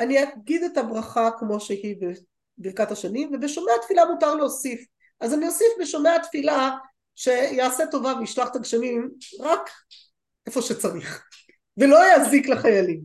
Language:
Hebrew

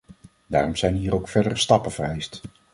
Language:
Dutch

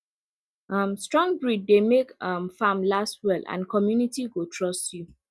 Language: Nigerian Pidgin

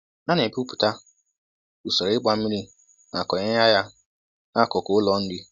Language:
Igbo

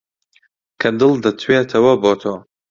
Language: Central Kurdish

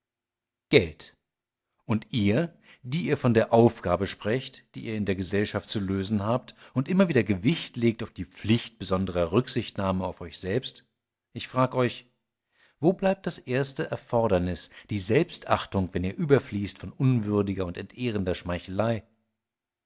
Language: German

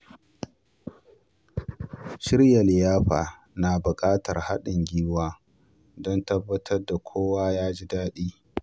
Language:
Hausa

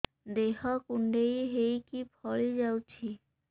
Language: Odia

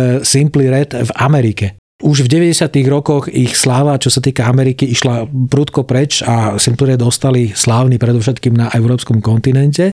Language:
Slovak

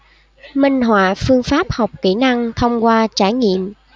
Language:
Vietnamese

